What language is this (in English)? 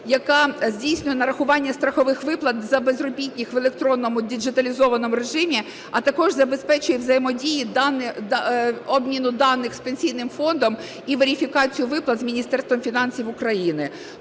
Ukrainian